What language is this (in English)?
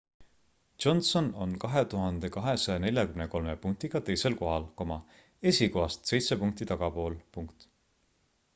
Estonian